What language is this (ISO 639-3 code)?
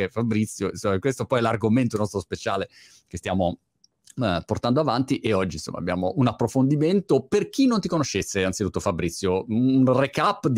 ita